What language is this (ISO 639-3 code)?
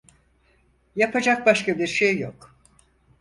tur